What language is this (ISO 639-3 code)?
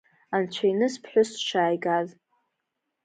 abk